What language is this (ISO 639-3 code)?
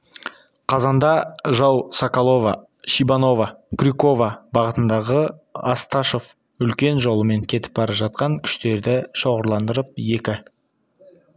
kaz